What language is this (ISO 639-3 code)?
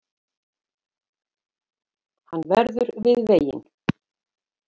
isl